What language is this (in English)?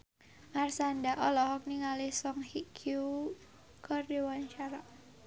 Sundanese